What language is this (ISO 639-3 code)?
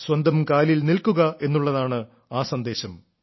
mal